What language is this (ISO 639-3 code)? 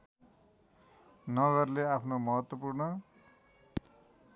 nep